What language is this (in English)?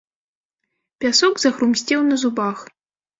Belarusian